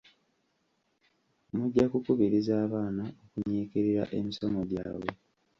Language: Ganda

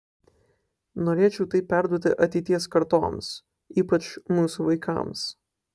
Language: Lithuanian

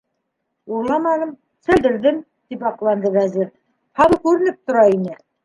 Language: Bashkir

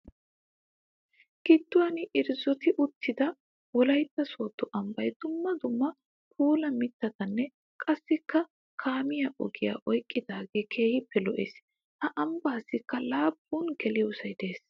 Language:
Wolaytta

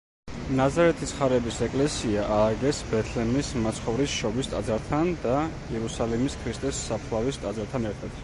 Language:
Georgian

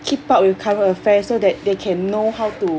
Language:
English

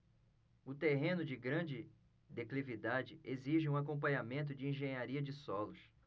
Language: Portuguese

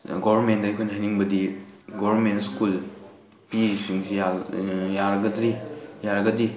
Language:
Manipuri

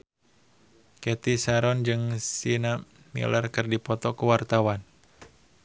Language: Sundanese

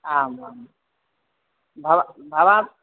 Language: Sanskrit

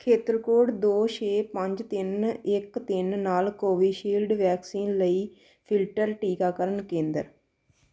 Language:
Punjabi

